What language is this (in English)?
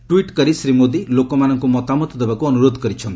Odia